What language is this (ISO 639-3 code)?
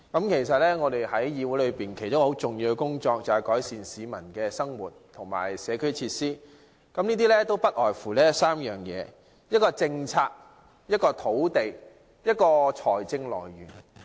yue